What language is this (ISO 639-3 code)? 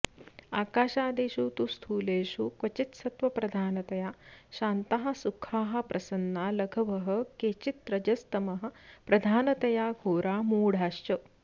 san